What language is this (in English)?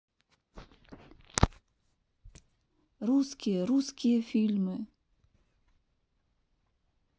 Russian